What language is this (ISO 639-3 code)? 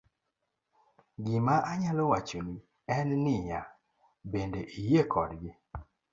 luo